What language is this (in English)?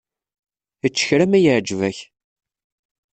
Kabyle